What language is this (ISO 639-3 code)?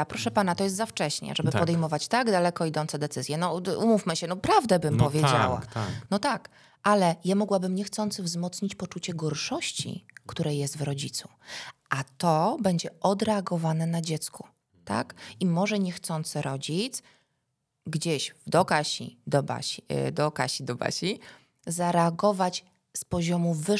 pol